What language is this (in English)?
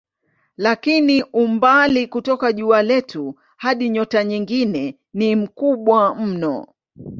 Swahili